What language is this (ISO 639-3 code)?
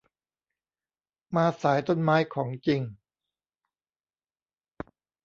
tha